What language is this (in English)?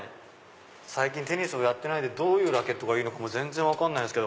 Japanese